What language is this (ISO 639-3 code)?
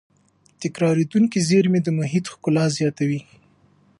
pus